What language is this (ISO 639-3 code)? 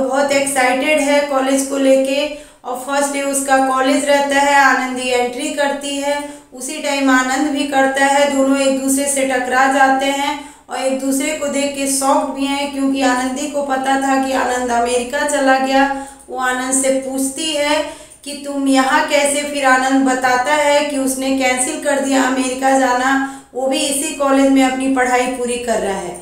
hin